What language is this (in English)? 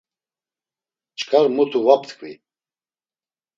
Laz